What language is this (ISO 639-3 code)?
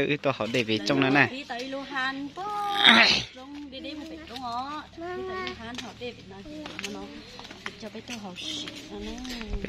vie